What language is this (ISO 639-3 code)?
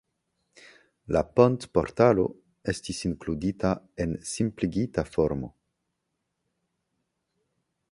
epo